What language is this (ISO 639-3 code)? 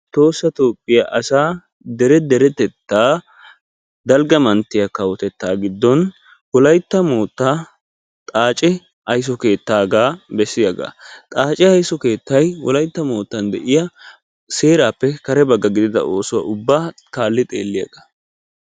wal